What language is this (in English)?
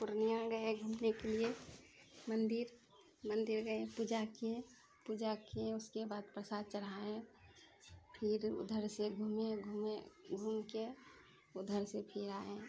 Maithili